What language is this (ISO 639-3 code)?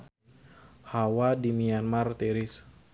sun